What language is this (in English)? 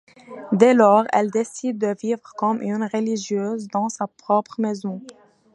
French